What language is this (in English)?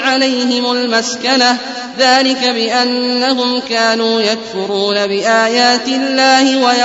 Arabic